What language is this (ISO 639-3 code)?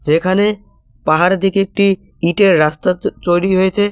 ben